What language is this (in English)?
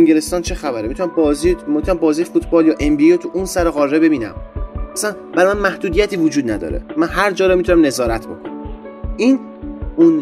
Persian